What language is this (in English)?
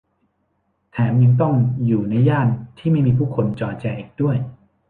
Thai